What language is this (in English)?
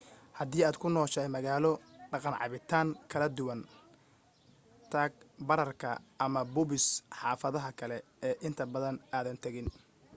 Somali